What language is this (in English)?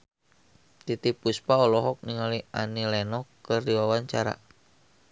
Sundanese